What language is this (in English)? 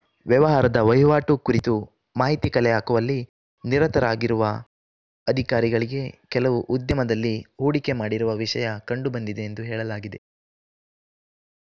Kannada